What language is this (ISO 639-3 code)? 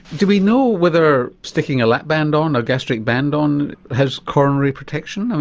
eng